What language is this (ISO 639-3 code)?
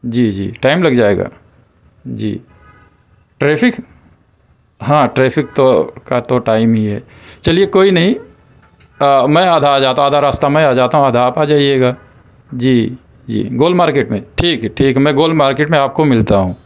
urd